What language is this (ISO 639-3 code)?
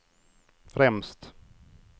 swe